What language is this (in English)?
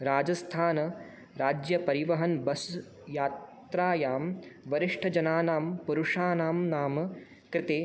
Sanskrit